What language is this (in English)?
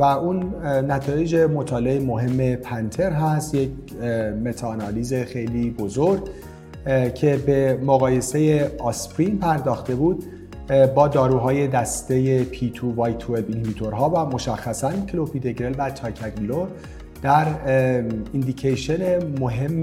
Persian